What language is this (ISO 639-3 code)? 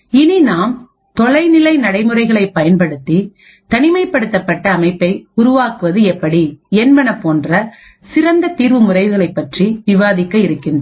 tam